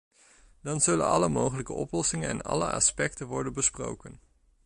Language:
Dutch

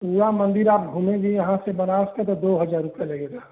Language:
Hindi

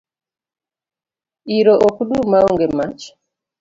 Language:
Luo (Kenya and Tanzania)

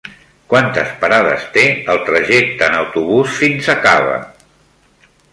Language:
Catalan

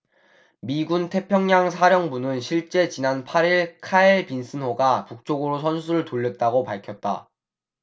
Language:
Korean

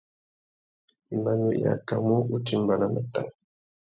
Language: Tuki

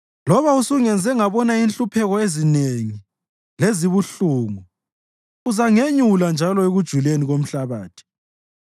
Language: North Ndebele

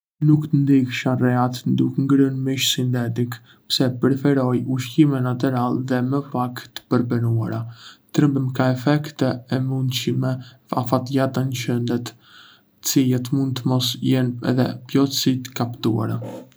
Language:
Arbëreshë Albanian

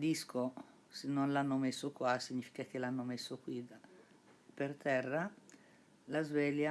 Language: Italian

